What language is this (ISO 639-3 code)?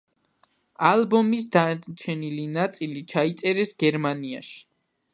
kat